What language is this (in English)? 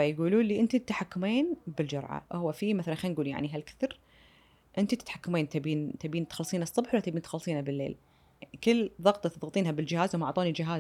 Arabic